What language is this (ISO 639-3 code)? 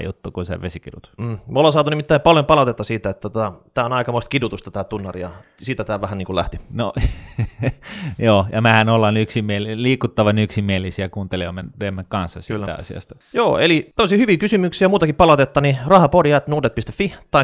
fin